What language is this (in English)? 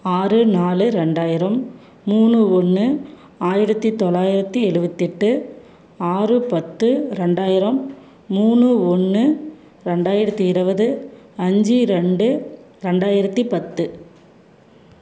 Tamil